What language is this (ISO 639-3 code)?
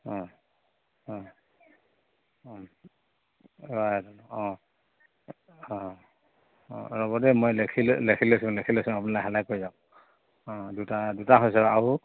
asm